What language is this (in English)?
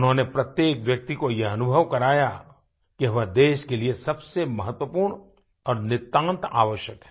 Hindi